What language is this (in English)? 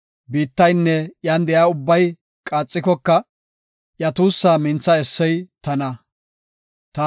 Gofa